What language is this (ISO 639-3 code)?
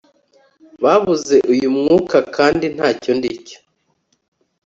kin